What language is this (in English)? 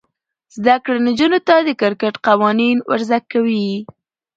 Pashto